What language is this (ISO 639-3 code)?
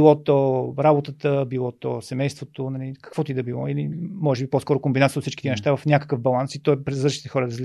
bul